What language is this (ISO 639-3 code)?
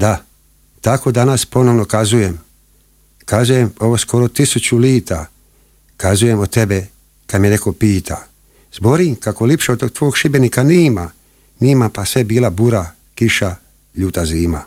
hrv